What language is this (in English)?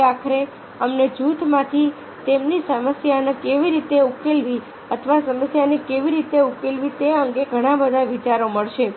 Gujarati